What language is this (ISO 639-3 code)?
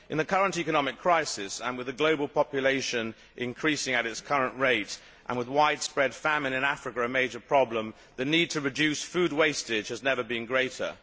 eng